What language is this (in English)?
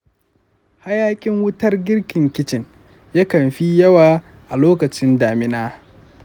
Hausa